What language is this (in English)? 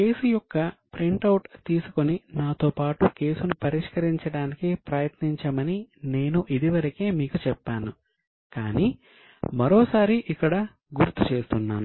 Telugu